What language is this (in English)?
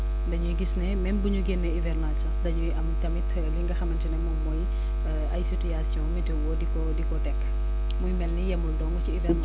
Wolof